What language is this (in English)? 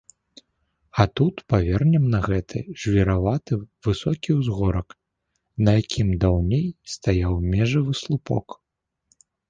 Belarusian